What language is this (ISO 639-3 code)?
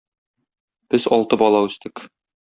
tat